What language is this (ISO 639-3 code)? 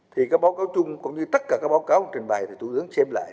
vie